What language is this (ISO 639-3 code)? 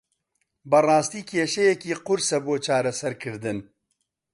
ckb